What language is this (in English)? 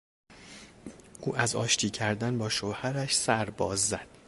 Persian